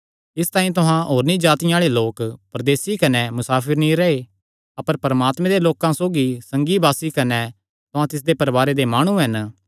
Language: Kangri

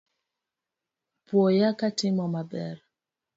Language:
Luo (Kenya and Tanzania)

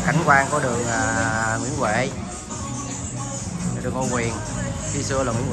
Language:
Vietnamese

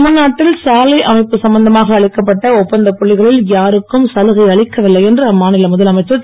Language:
Tamil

